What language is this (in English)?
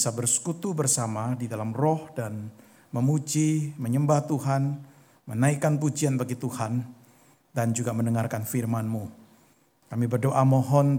Indonesian